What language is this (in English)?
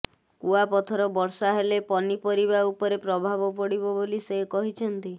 Odia